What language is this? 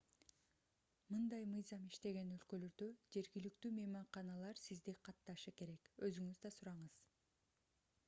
Kyrgyz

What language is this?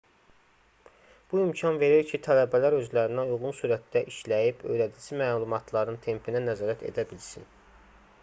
Azerbaijani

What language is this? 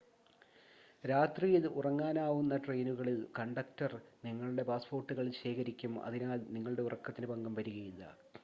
Malayalam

